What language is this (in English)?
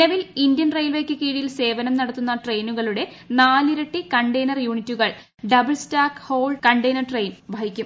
Malayalam